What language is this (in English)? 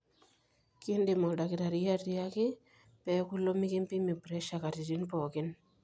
Masai